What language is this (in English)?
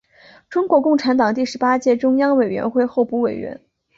Chinese